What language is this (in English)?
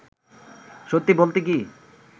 Bangla